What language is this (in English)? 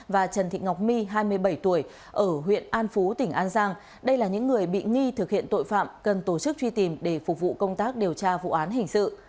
Vietnamese